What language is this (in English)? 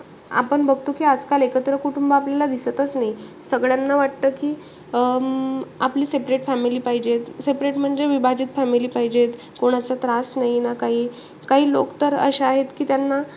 Marathi